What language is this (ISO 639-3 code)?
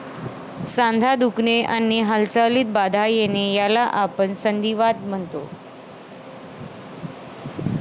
mar